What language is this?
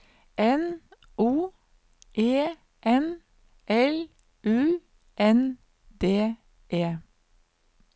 Norwegian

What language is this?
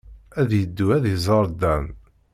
Kabyle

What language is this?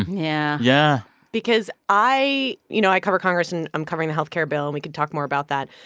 English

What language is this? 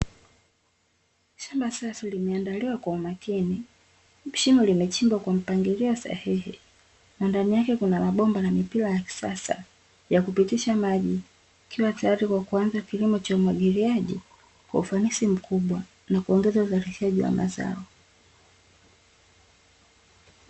Swahili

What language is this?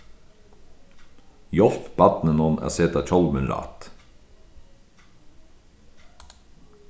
Faroese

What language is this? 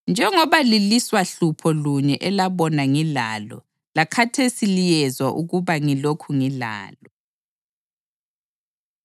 North Ndebele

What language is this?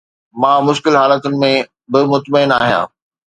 Sindhi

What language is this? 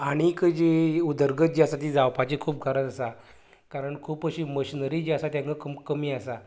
Konkani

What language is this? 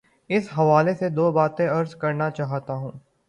Urdu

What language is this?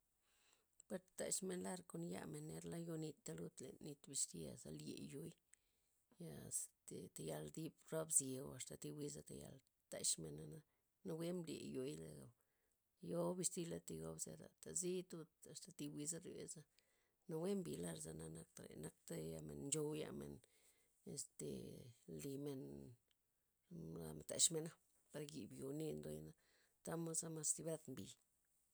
Loxicha Zapotec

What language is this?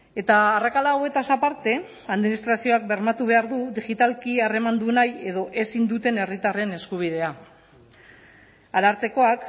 Basque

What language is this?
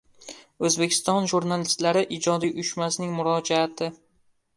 Uzbek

